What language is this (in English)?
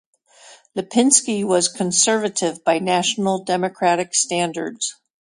English